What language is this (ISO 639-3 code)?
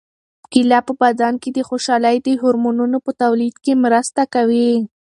pus